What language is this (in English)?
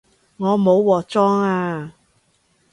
Cantonese